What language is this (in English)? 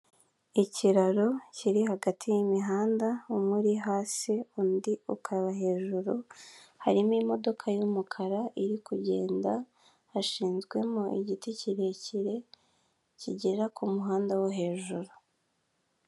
Kinyarwanda